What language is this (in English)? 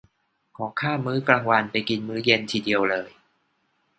Thai